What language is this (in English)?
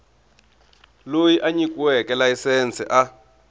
Tsonga